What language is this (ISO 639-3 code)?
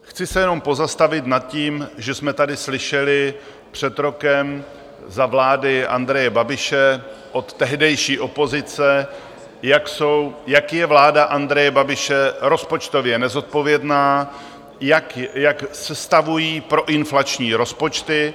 ces